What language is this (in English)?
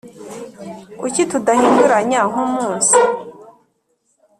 Kinyarwanda